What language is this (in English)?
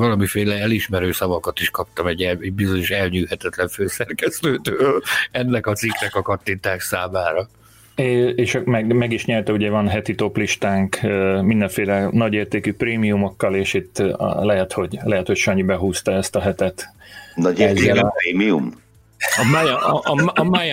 Hungarian